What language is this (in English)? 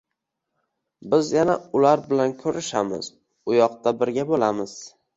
Uzbek